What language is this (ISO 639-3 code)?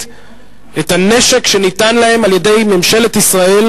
heb